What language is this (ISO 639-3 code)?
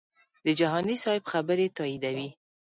pus